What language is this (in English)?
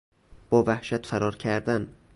Persian